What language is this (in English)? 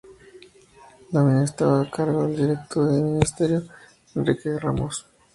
Spanish